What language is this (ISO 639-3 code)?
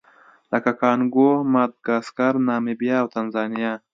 pus